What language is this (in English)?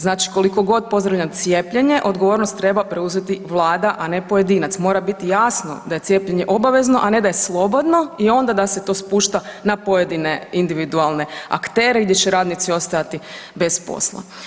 Croatian